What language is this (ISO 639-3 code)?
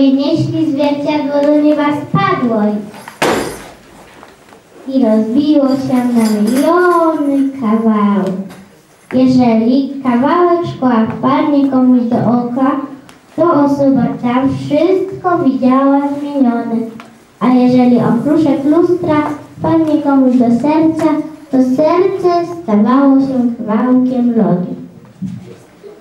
pol